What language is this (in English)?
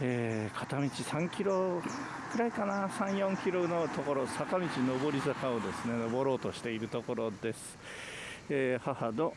Japanese